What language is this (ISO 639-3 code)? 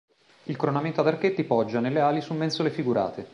ita